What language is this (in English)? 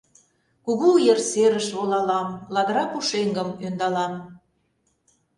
Mari